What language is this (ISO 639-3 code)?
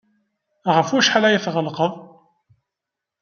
kab